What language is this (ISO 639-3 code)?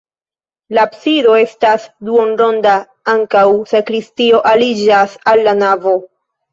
epo